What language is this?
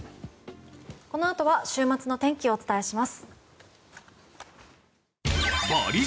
Japanese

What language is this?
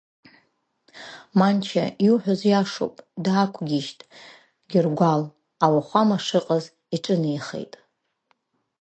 Abkhazian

